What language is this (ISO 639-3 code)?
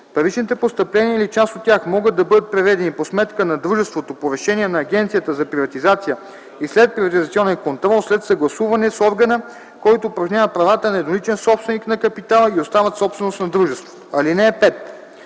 bul